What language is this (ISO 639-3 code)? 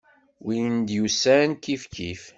kab